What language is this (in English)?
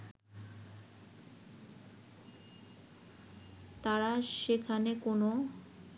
Bangla